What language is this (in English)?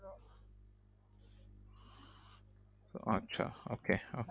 Bangla